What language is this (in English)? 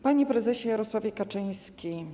Polish